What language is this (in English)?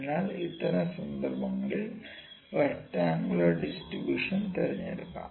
Malayalam